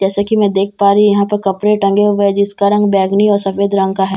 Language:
Hindi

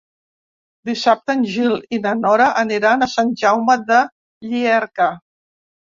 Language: Catalan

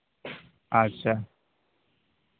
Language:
Santali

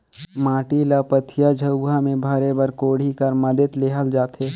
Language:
Chhattisgarhi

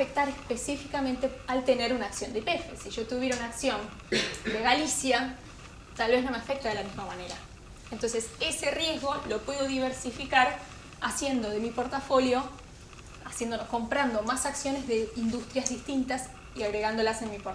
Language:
Spanish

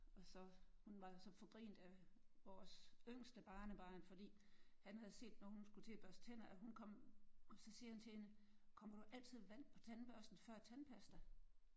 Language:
Danish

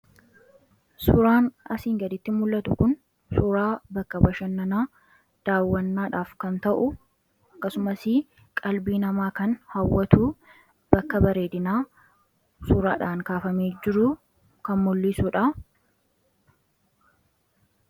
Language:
Oromo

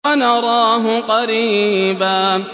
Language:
Arabic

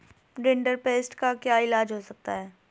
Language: Hindi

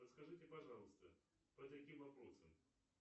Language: Russian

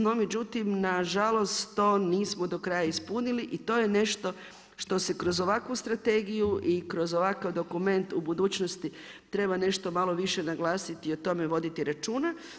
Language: Croatian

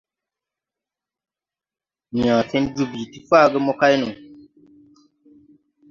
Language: Tupuri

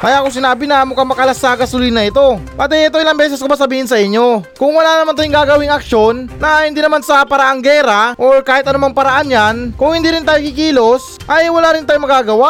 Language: Filipino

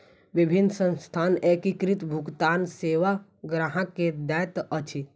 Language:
Maithili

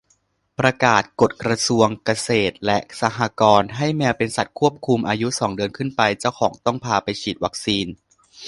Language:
Thai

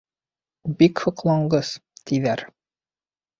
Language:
Bashkir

